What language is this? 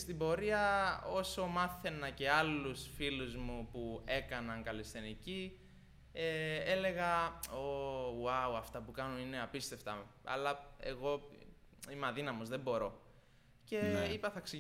Greek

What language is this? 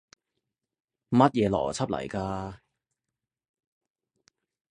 Cantonese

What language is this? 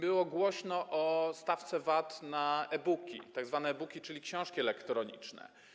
Polish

